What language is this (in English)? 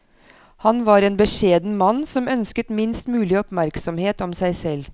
Norwegian